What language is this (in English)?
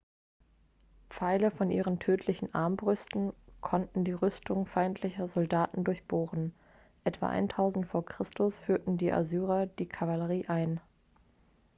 German